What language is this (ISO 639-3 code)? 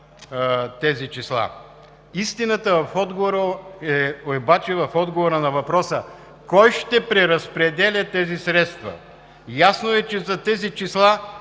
bul